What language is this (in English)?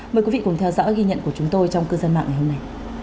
Vietnamese